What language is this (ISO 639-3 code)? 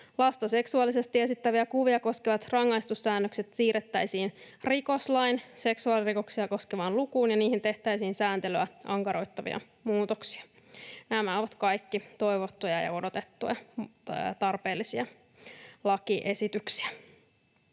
fin